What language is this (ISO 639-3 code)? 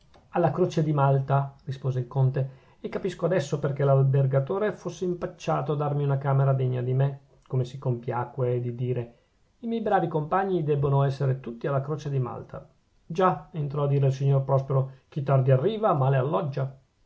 ita